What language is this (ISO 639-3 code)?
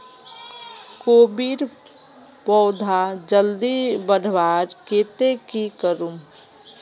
mag